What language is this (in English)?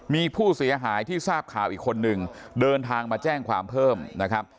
Thai